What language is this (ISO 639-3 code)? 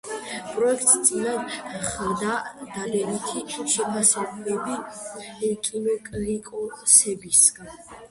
kat